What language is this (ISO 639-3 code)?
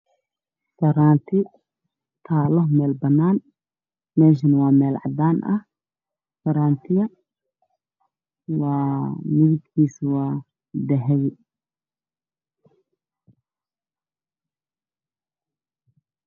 som